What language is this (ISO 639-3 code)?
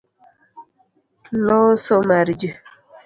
luo